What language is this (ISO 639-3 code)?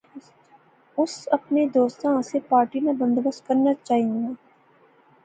phr